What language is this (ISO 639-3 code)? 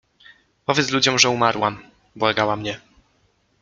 pol